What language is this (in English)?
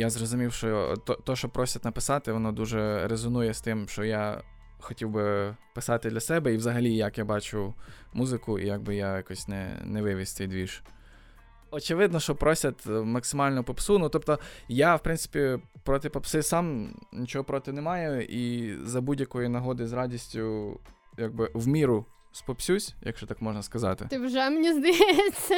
Ukrainian